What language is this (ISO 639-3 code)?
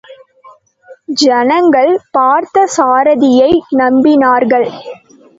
tam